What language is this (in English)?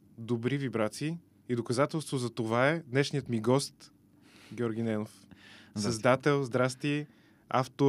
Bulgarian